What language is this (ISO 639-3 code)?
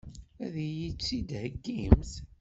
kab